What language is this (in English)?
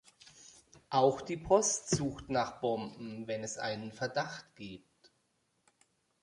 German